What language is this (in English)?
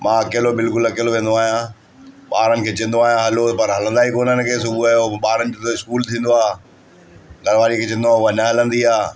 Sindhi